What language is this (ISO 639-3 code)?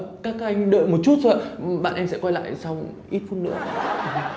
vie